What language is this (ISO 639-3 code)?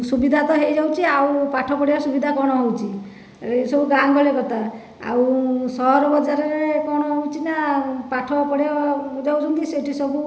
ori